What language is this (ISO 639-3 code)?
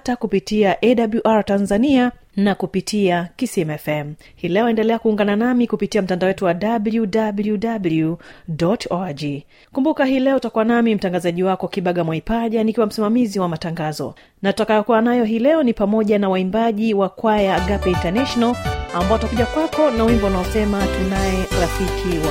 swa